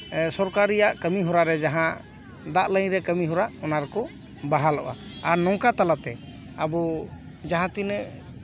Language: Santali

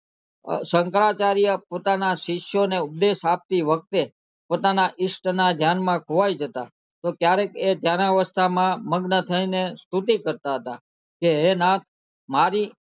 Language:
Gujarati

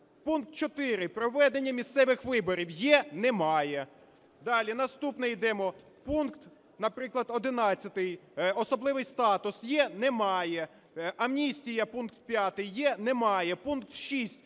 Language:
Ukrainian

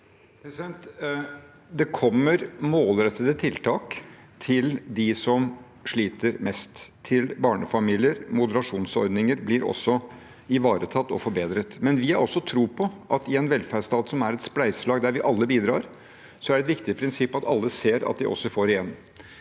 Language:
Norwegian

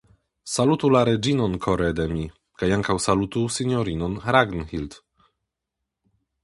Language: Esperanto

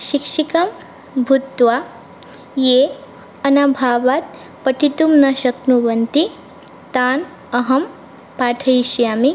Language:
Sanskrit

